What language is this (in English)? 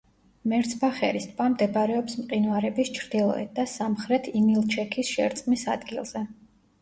Georgian